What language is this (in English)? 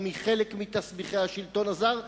Hebrew